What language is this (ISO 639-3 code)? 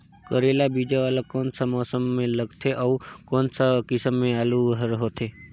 hne